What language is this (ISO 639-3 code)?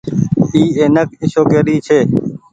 gig